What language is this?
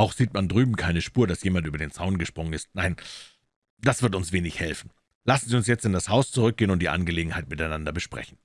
German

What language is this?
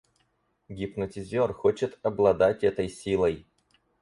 Russian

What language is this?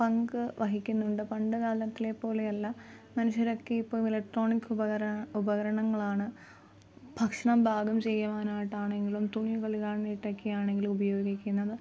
Malayalam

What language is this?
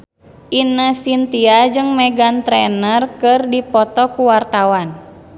Sundanese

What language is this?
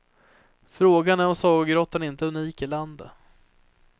Swedish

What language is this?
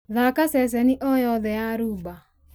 Kikuyu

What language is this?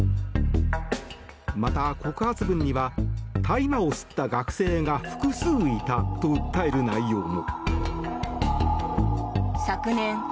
Japanese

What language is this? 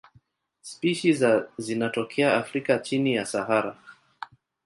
Swahili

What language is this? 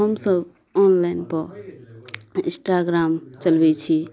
Maithili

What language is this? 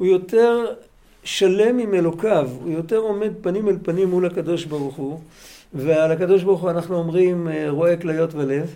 Hebrew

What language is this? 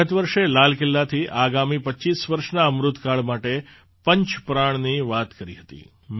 Gujarati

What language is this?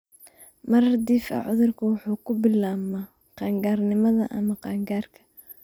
Somali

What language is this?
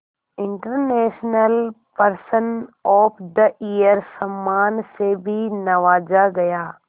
Hindi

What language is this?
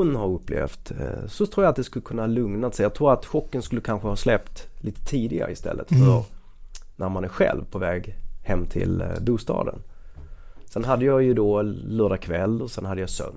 Swedish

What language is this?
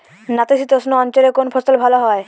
Bangla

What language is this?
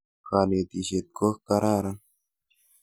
Kalenjin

